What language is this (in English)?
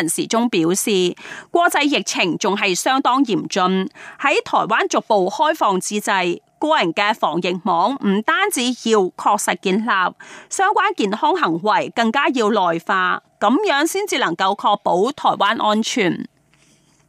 Chinese